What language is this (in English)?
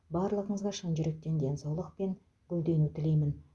Kazakh